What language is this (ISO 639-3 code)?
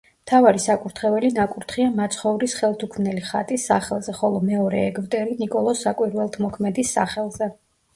kat